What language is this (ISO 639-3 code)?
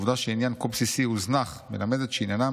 heb